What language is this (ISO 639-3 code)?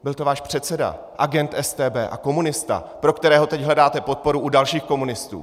ces